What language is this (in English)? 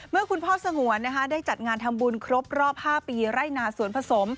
Thai